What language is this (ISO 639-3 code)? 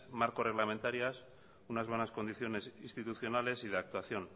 spa